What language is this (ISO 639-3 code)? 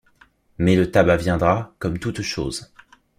fra